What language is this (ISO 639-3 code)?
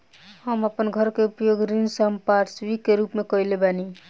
bho